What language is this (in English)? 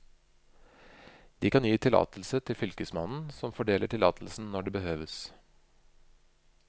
Norwegian